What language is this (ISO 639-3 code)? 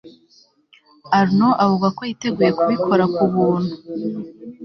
kin